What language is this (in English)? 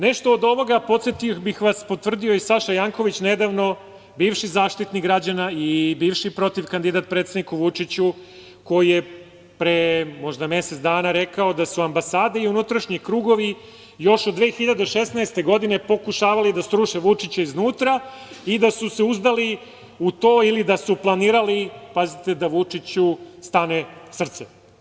Serbian